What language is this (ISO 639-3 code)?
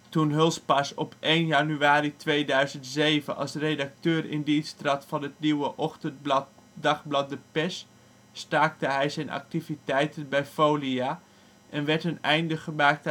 nld